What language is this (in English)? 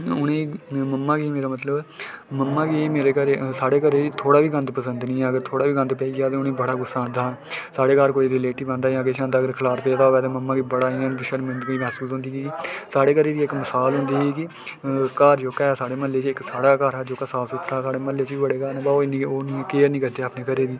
Dogri